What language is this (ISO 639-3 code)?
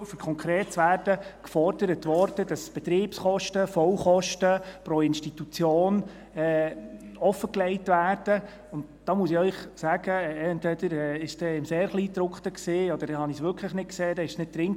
gsw